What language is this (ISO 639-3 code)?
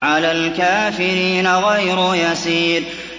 ara